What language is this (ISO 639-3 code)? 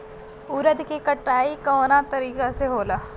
bho